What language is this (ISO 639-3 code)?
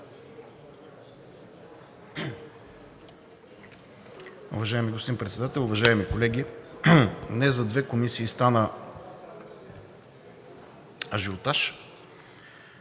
bul